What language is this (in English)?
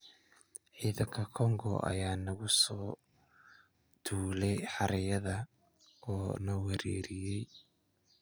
Somali